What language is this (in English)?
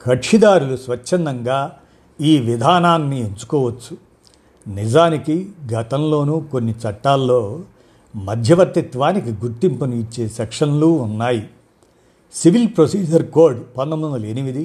Telugu